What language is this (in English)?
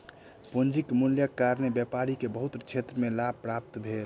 Maithili